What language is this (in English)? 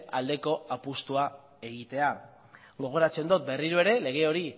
Basque